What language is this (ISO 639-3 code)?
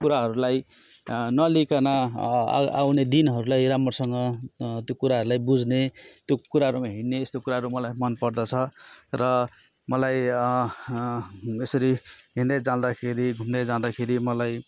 nep